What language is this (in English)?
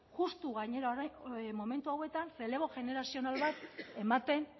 Basque